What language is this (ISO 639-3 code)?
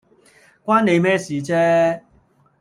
yue